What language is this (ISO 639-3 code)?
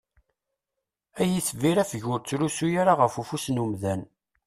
kab